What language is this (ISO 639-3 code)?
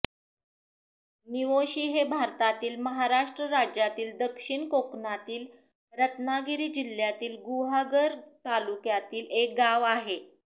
mar